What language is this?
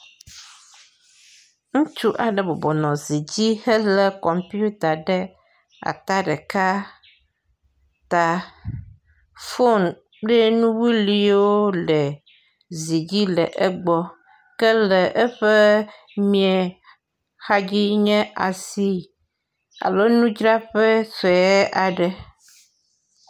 Ewe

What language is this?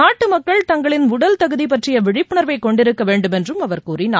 Tamil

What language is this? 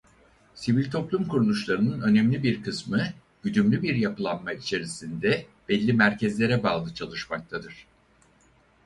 Turkish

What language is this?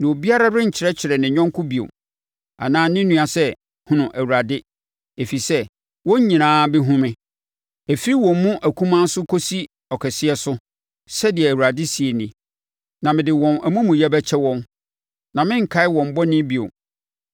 Akan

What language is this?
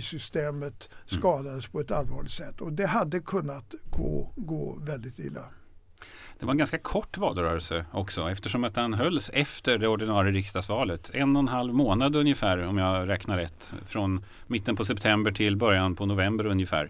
Swedish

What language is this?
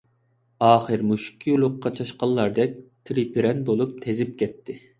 Uyghur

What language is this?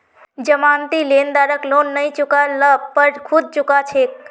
Magahi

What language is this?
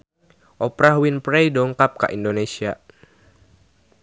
Sundanese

